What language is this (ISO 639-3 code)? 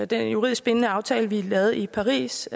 dan